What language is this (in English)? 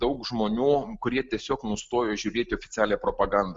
Lithuanian